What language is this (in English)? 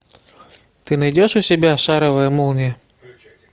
Russian